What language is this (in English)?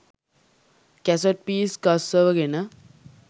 Sinhala